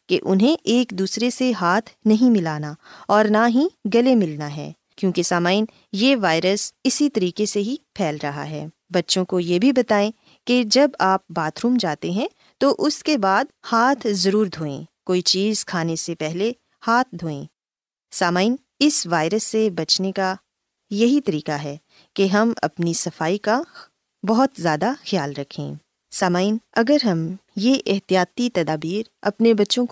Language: Urdu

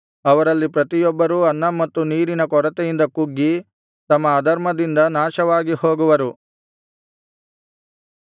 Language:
Kannada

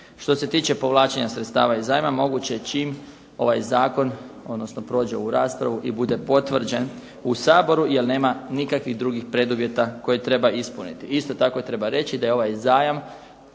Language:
Croatian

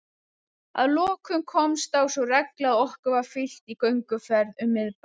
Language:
Icelandic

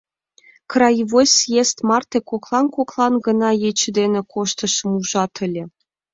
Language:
Mari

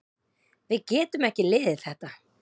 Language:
Icelandic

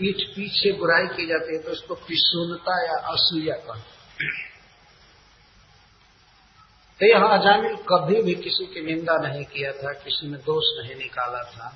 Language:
Hindi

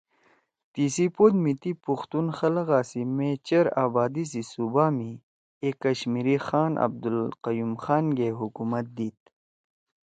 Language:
Torwali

